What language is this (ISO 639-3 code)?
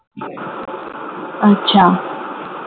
ben